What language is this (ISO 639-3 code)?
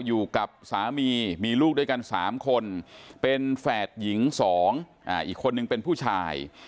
tha